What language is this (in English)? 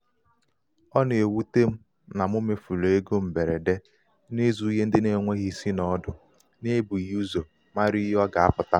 Igbo